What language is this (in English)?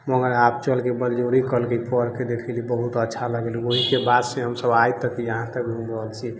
Maithili